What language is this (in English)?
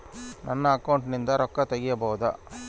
Kannada